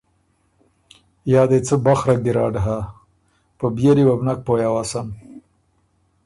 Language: Ormuri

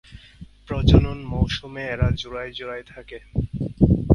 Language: Bangla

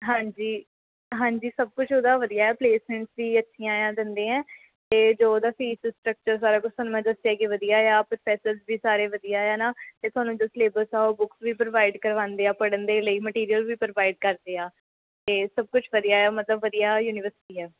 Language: Punjabi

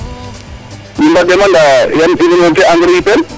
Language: Serer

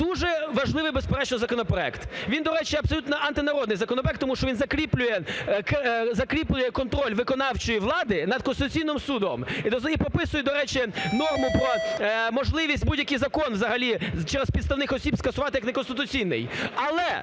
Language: Ukrainian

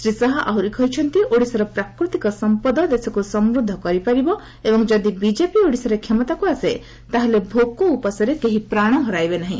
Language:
Odia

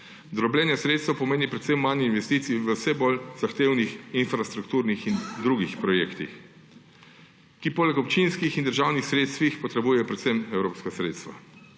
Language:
Slovenian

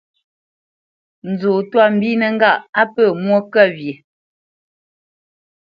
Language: Bamenyam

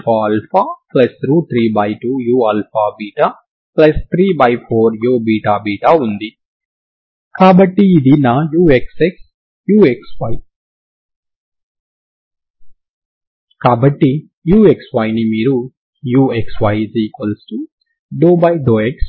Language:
Telugu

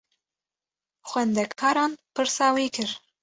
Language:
Kurdish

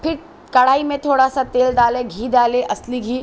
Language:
Urdu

